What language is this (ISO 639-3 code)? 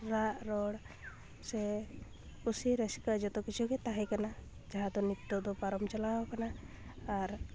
sat